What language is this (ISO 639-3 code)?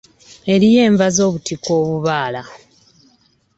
lug